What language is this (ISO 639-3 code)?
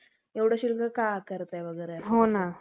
mar